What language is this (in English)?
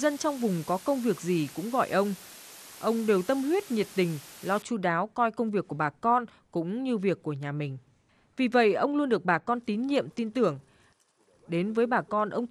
Vietnamese